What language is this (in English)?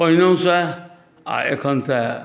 Maithili